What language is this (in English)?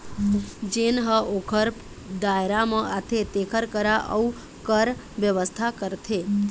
Chhattisgarhi